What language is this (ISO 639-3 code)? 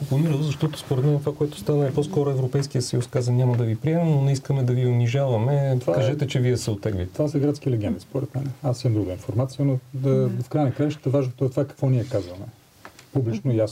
bul